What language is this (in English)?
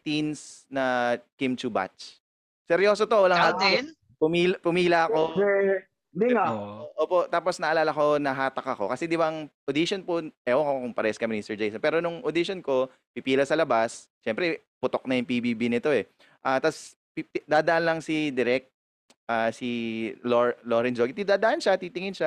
Filipino